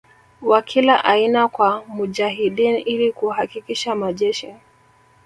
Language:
Swahili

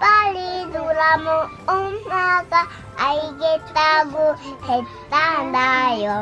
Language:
Korean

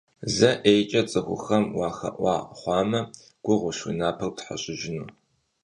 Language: Kabardian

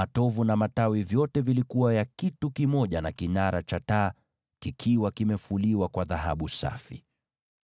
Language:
Swahili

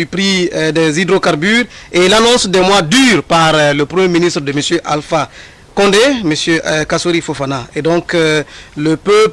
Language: French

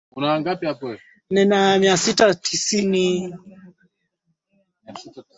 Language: Swahili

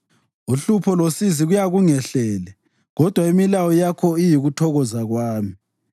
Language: North Ndebele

